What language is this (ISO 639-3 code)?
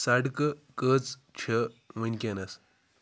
kas